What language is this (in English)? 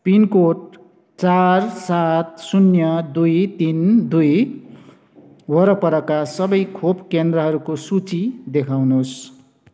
Nepali